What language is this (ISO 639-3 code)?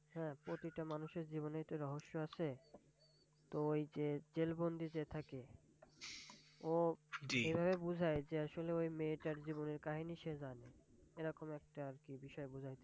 ben